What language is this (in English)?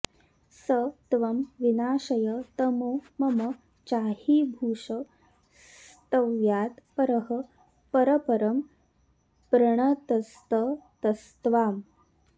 Sanskrit